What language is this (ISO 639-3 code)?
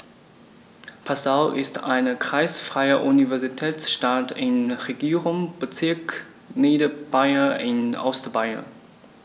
deu